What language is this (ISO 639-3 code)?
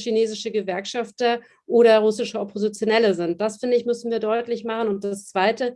deu